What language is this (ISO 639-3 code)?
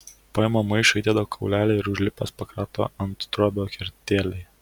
lit